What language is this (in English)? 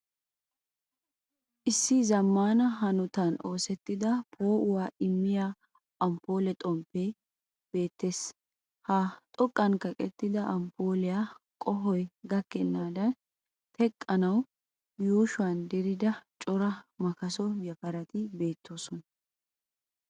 Wolaytta